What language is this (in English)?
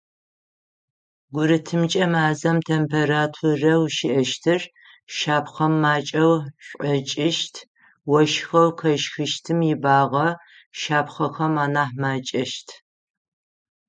Adyghe